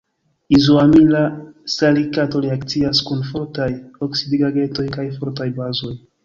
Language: Esperanto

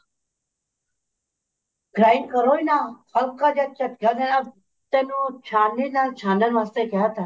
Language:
Punjabi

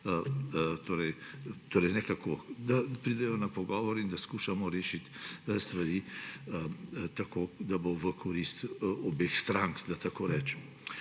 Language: Slovenian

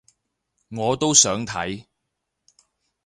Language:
Cantonese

